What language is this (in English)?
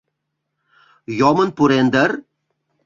Mari